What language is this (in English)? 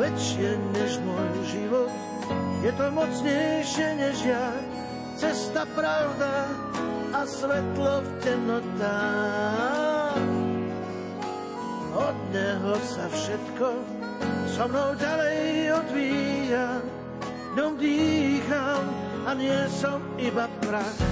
Slovak